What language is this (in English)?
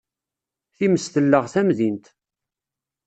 Kabyle